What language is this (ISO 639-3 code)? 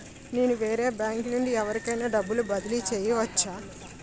tel